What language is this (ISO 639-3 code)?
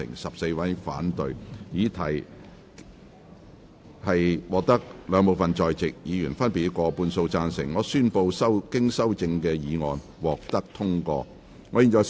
yue